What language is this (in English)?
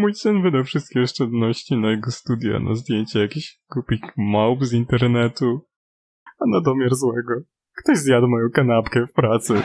Polish